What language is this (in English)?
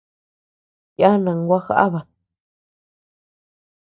Tepeuxila Cuicatec